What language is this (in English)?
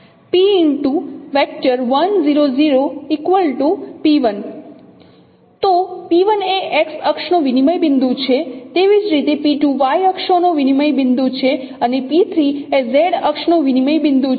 Gujarati